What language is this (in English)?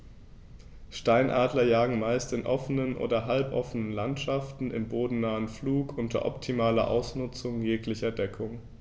German